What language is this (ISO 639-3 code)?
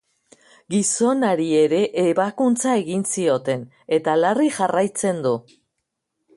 eus